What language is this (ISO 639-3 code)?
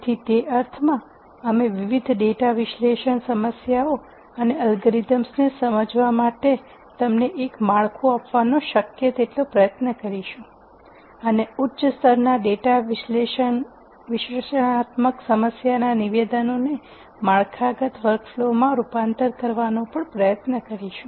guj